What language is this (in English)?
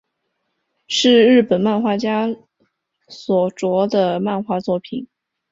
Chinese